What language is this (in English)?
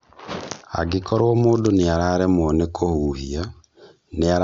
Kikuyu